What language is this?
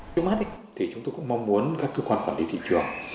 Vietnamese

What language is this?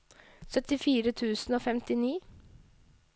Norwegian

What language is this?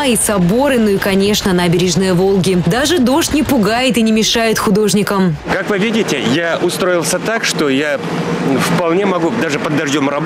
Russian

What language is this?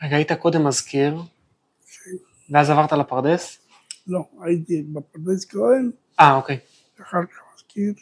Hebrew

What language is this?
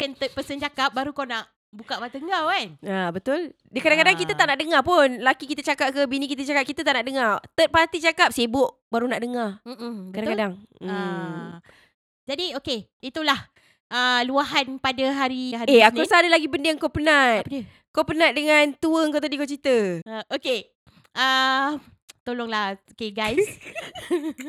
Malay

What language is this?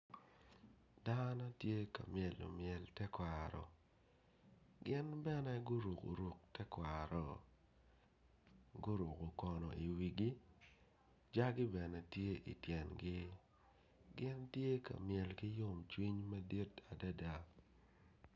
Acoli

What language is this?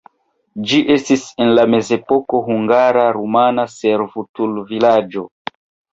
Esperanto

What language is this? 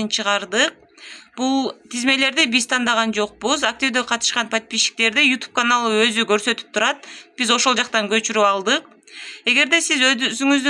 Turkish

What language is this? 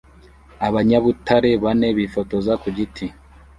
Kinyarwanda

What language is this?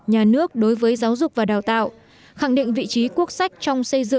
Vietnamese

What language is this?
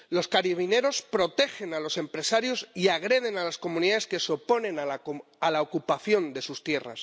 Spanish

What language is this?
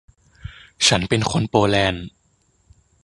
Thai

